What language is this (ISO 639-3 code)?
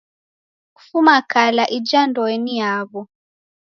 dav